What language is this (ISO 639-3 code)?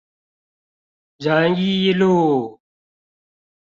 zho